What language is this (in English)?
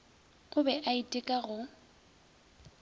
Northern Sotho